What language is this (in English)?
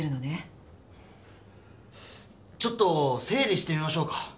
Japanese